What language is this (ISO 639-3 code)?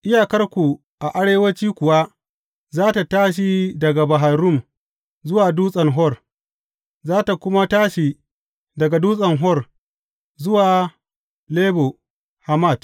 hau